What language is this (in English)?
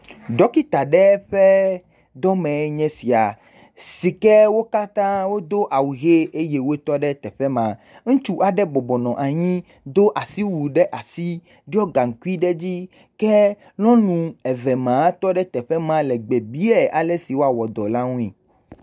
Ewe